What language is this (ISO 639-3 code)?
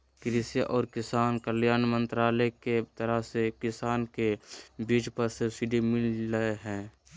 mag